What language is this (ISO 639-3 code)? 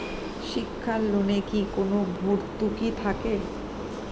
ben